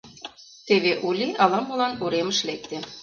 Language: Mari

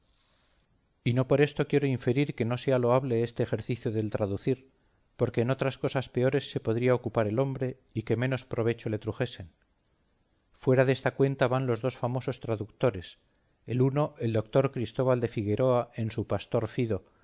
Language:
Spanish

